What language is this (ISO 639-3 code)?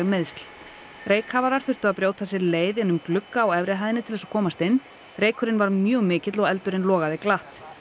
isl